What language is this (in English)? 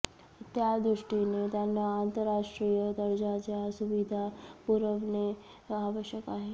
Marathi